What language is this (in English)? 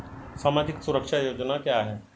Hindi